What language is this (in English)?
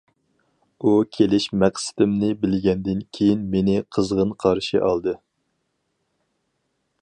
Uyghur